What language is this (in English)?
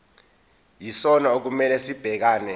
Zulu